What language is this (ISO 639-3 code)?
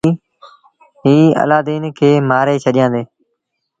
sbn